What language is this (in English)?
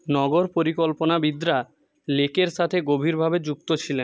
Bangla